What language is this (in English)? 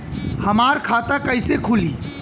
Bhojpuri